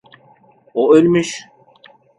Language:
Turkish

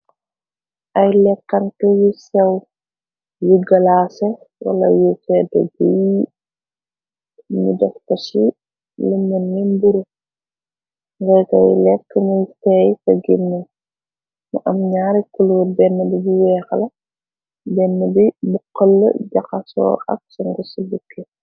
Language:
Wolof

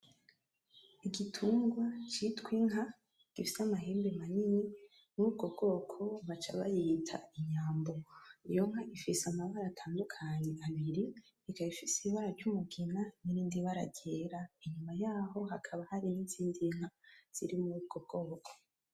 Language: Rundi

